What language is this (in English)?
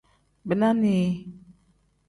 Tem